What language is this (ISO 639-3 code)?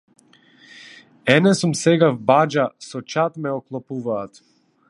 mkd